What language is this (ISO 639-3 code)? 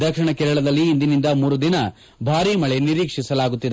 kan